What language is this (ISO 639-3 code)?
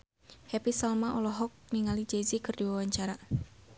sun